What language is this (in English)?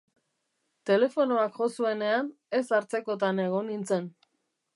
Basque